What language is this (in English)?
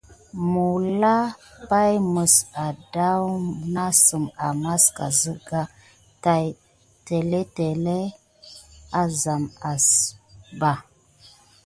Gidar